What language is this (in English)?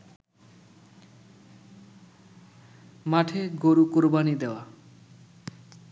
Bangla